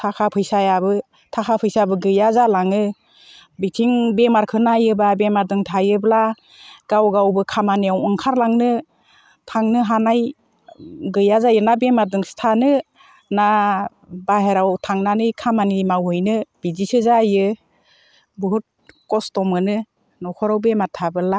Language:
Bodo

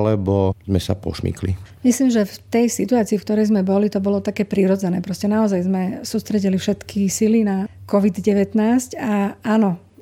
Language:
Slovak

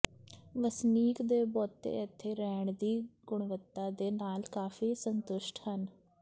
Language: Punjabi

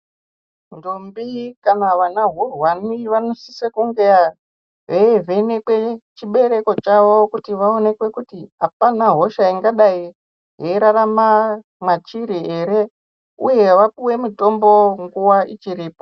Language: Ndau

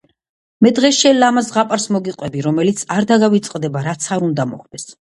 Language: Georgian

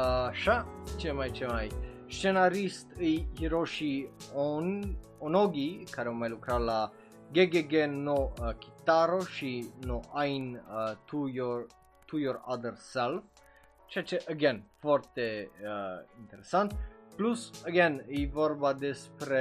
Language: Romanian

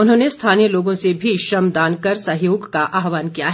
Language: Hindi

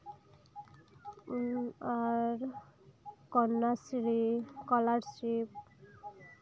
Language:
Santali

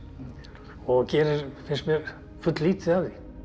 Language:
Icelandic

